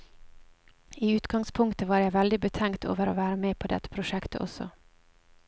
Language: Norwegian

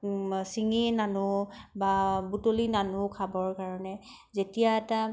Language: Assamese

